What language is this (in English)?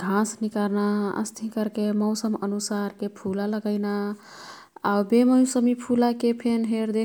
Kathoriya Tharu